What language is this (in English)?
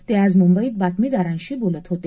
Marathi